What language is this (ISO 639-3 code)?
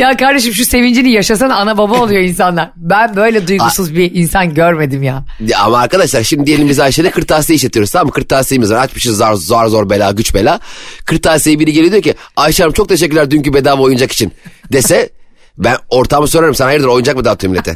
tur